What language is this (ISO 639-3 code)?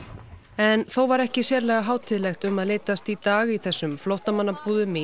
isl